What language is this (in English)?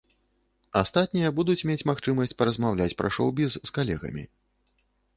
Belarusian